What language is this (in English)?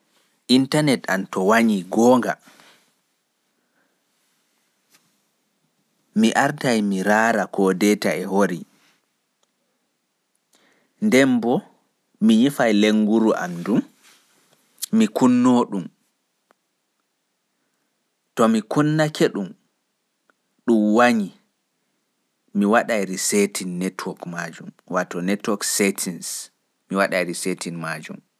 Fula